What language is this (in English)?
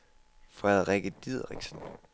Danish